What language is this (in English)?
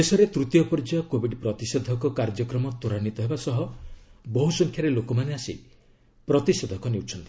Odia